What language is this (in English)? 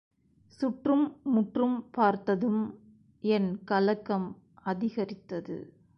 Tamil